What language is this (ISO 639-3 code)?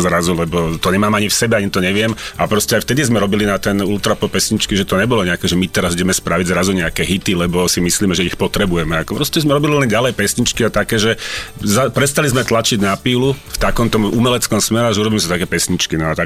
slk